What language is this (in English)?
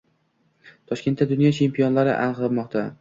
Uzbek